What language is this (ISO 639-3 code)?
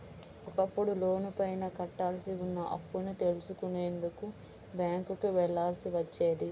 tel